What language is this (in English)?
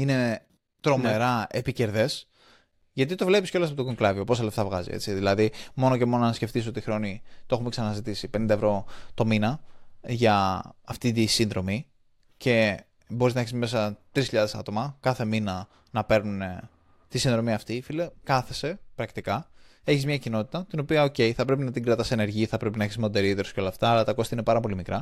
Greek